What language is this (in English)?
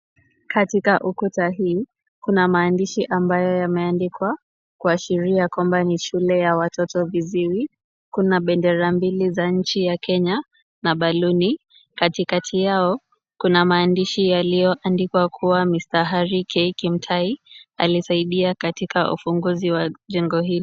Swahili